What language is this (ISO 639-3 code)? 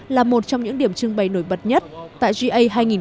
vie